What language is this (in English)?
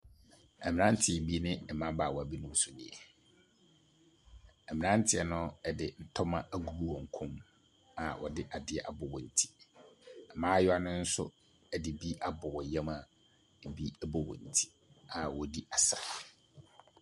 Akan